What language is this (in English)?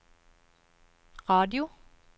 Norwegian